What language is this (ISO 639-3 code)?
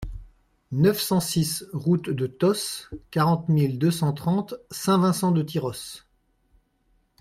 fra